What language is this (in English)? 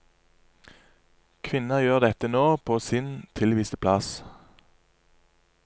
Norwegian